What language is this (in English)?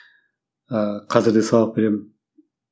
Kazakh